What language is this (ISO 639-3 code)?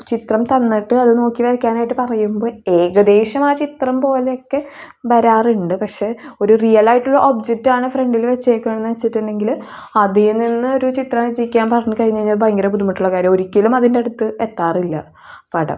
mal